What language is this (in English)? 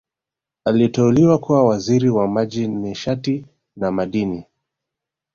Swahili